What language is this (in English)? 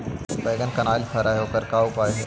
Magahi